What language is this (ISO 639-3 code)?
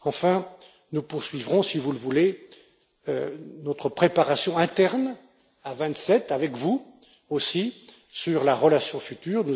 fra